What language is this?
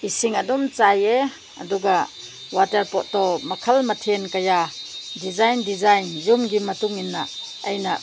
Manipuri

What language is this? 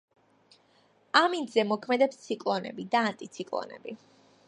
Georgian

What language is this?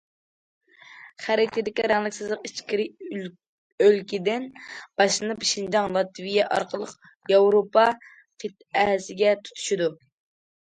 Uyghur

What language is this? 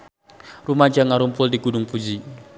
Sundanese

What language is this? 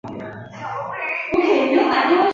Chinese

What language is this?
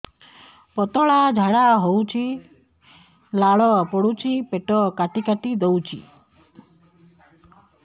Odia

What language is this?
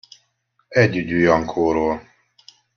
Hungarian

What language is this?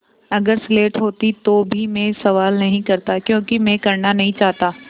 Hindi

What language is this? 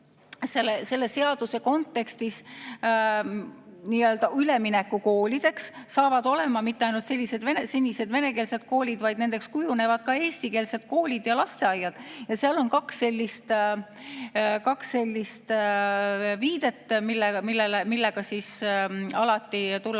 Estonian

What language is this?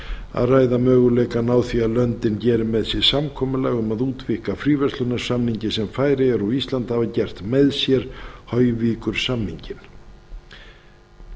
Icelandic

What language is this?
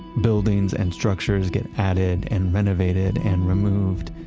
English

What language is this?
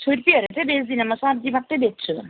Nepali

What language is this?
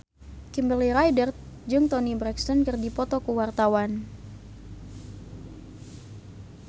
Sundanese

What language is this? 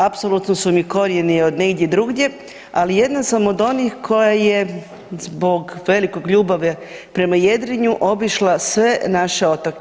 Croatian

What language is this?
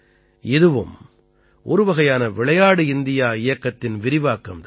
Tamil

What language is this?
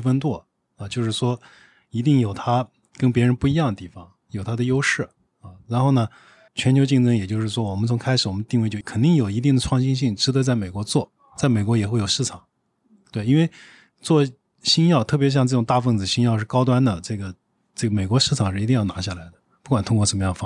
Chinese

